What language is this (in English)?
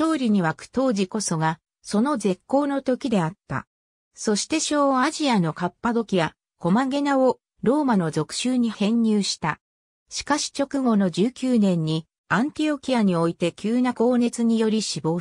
Japanese